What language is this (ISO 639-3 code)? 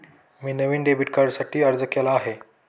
mar